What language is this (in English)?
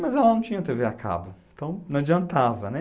Portuguese